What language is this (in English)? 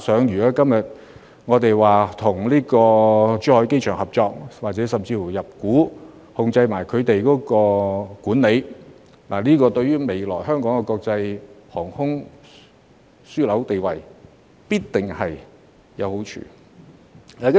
Cantonese